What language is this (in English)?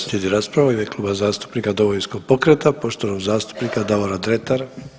Croatian